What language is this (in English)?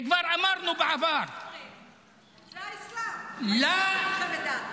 Hebrew